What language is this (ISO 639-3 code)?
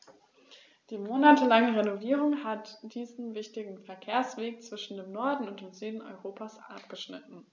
deu